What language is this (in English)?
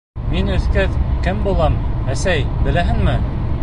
Bashkir